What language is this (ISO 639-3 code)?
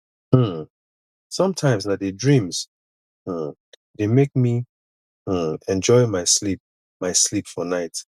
pcm